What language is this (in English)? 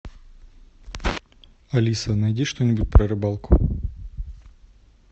Russian